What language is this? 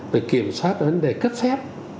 Vietnamese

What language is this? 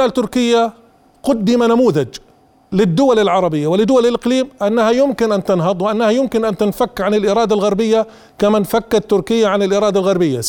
Arabic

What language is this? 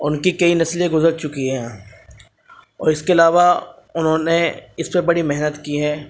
Urdu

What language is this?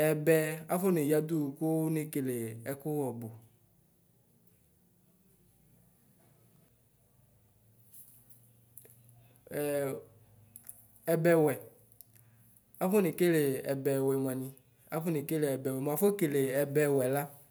Ikposo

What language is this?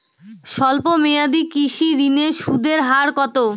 Bangla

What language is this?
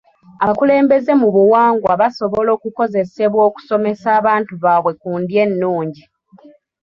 Ganda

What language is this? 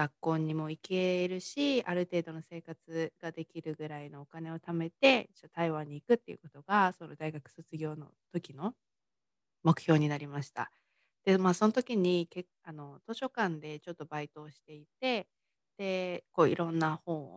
Japanese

